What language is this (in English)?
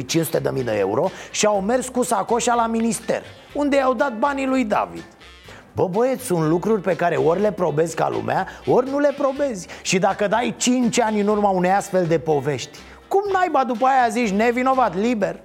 Romanian